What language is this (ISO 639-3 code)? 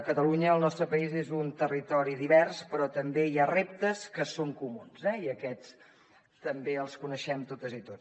cat